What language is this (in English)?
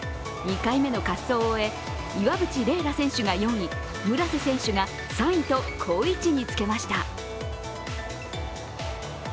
Japanese